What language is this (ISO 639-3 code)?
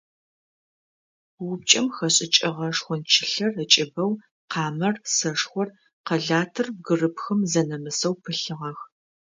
ady